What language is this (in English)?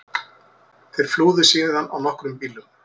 Icelandic